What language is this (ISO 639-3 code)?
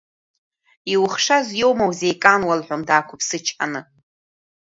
abk